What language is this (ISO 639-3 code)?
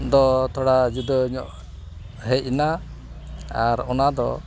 sat